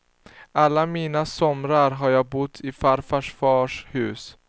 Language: Swedish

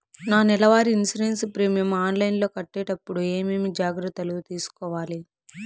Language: Telugu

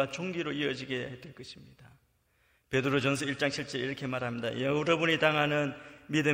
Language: Korean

